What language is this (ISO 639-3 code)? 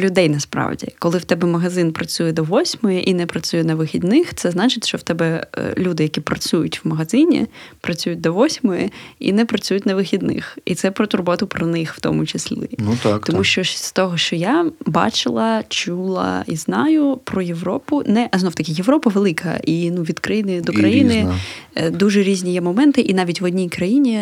ukr